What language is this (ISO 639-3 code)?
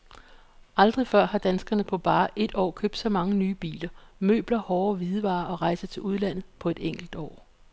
dan